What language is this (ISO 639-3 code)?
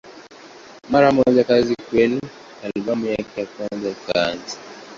swa